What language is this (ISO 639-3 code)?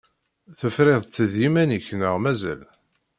kab